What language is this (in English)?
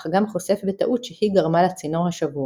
Hebrew